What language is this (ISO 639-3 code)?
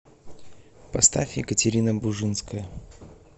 rus